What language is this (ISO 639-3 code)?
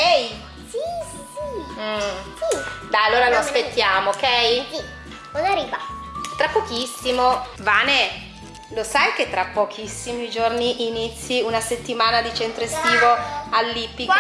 ita